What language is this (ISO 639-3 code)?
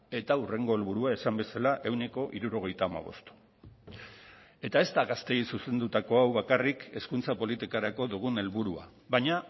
eus